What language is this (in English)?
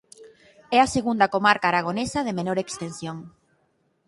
Galician